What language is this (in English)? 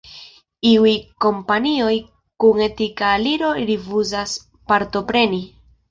Esperanto